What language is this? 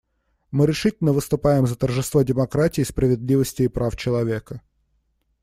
Russian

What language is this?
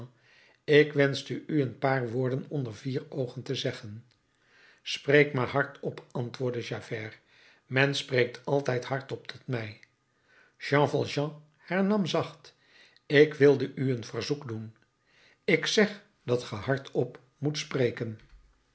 Dutch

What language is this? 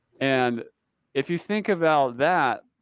English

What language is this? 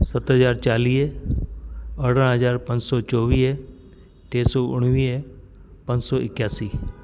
Sindhi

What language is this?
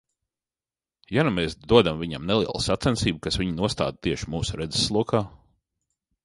Latvian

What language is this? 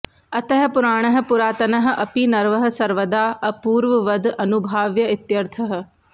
Sanskrit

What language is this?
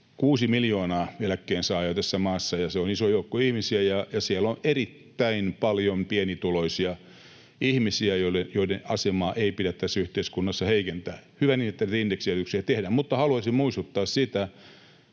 Finnish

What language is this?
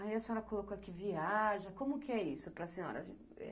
Portuguese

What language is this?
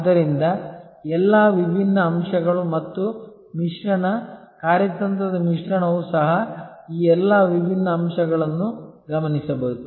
Kannada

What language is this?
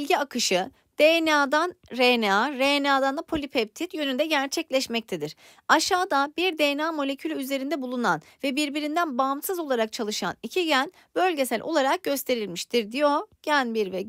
Turkish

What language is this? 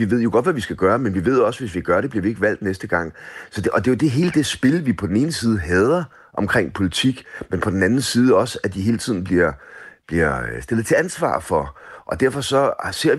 Danish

